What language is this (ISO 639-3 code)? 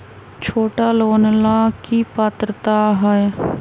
mag